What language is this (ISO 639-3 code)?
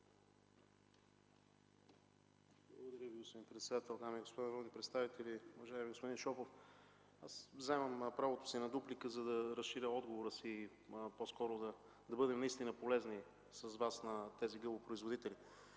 bul